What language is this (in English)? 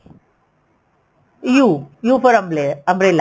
Punjabi